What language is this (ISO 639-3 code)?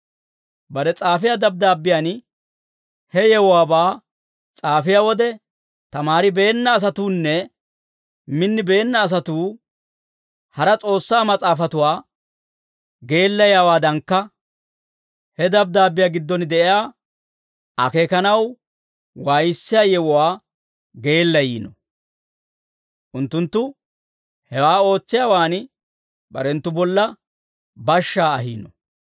dwr